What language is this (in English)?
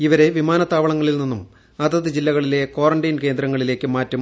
Malayalam